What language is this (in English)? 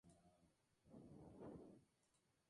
Spanish